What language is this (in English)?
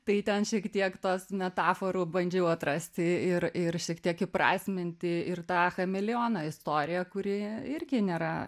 Lithuanian